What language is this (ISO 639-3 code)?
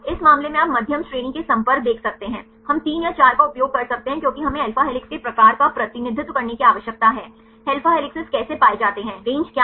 hin